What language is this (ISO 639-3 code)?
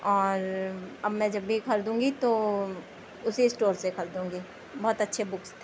urd